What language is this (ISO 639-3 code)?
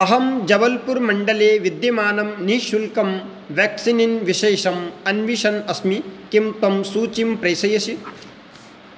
san